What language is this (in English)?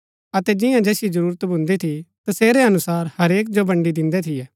Gaddi